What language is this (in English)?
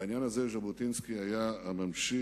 Hebrew